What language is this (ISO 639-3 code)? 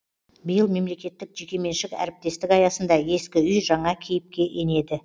kaz